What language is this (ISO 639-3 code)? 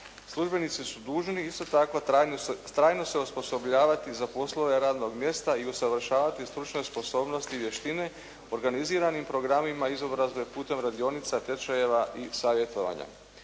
hrv